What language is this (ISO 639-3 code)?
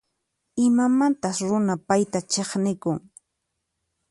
qxp